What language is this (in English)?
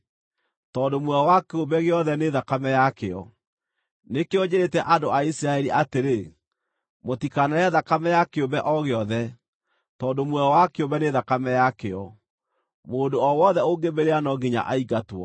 Kikuyu